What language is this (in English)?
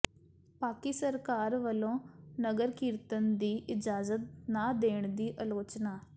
Punjabi